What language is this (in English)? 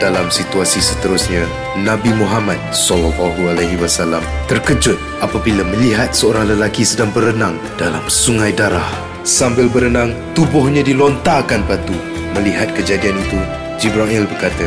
Malay